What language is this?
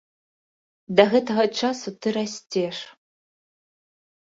Belarusian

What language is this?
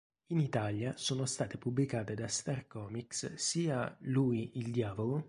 Italian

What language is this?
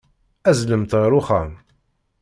Kabyle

